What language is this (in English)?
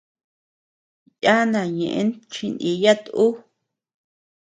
Tepeuxila Cuicatec